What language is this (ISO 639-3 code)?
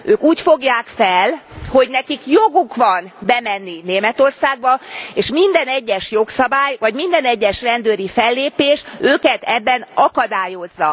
hun